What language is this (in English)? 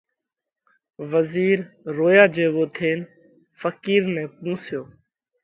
Parkari Koli